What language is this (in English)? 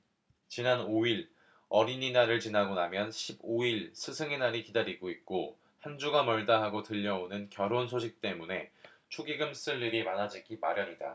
Korean